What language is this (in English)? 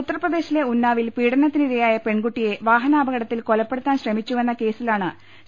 Malayalam